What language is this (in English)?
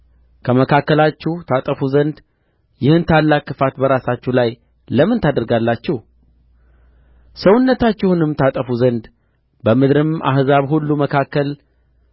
Amharic